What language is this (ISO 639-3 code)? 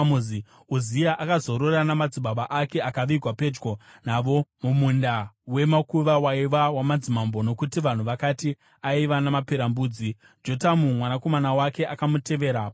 sna